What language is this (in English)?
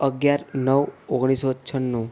Gujarati